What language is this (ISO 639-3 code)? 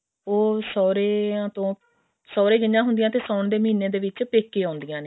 pan